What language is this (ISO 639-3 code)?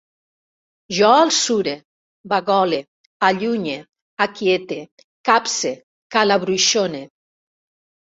cat